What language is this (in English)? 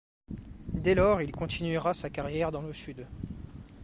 French